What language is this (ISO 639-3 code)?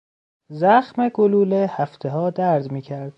fas